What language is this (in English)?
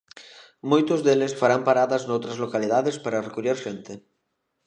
Galician